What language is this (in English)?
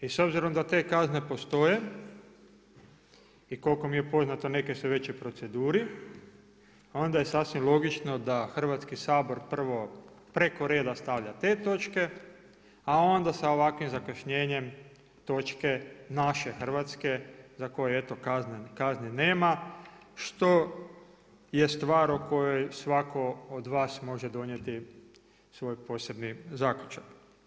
Croatian